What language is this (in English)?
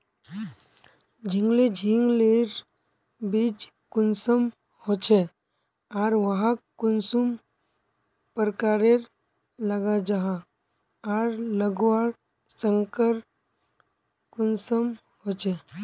Magahi